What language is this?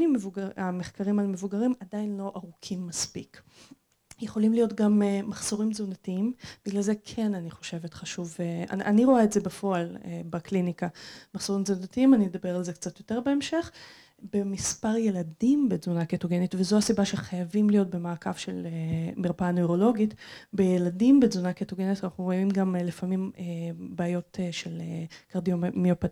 Hebrew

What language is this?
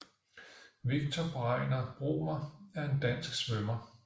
Danish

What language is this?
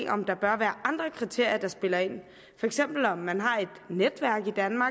Danish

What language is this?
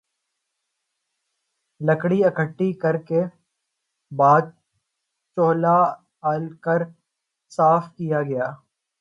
Urdu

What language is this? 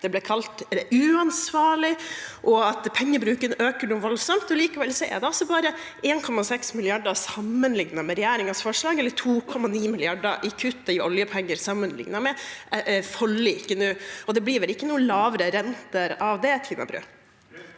Norwegian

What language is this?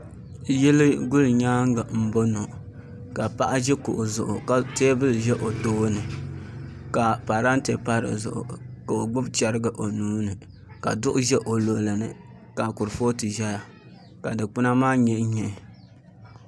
Dagbani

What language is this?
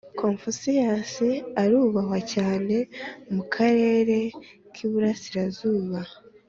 Kinyarwanda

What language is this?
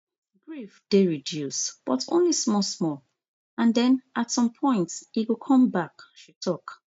Nigerian Pidgin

